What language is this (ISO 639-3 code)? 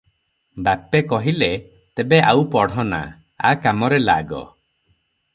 ori